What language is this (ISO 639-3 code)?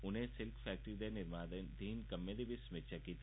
doi